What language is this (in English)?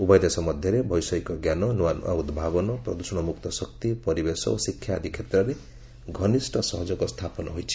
Odia